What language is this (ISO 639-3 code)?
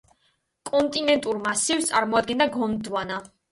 kat